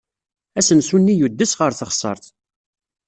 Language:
Kabyle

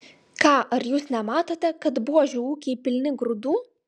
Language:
Lithuanian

